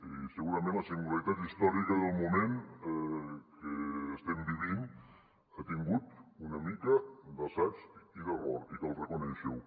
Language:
Catalan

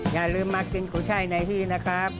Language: Thai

